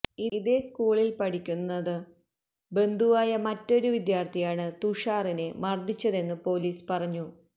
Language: Malayalam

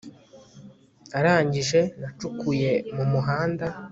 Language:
Kinyarwanda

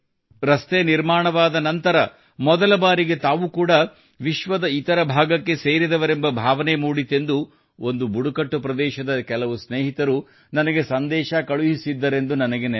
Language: Kannada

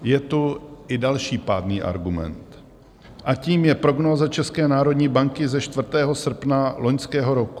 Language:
Czech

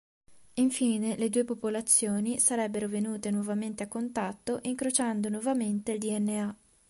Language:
Italian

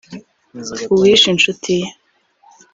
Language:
Kinyarwanda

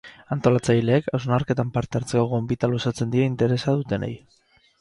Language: Basque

